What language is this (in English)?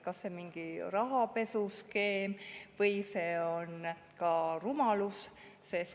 Estonian